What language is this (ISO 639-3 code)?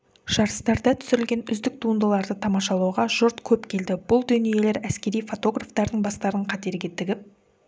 kaz